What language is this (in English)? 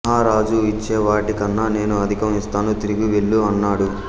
Telugu